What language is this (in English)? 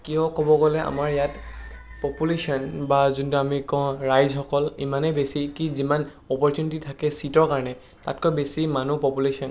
Assamese